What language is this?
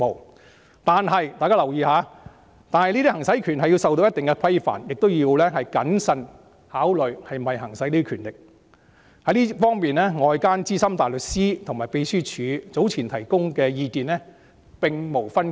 Cantonese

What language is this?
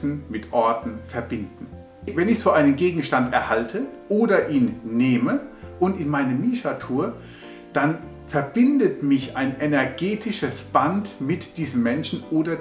German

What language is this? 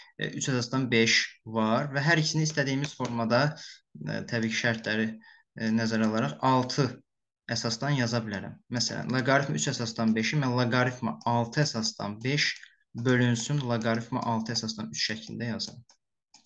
Turkish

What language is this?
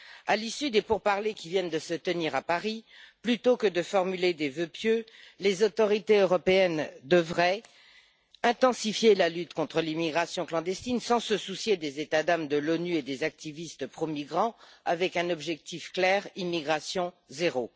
French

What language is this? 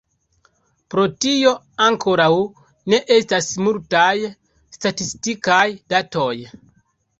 Esperanto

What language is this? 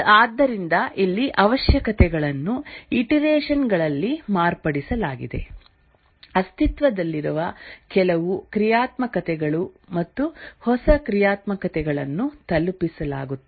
Kannada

